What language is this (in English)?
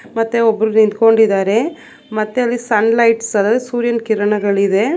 Kannada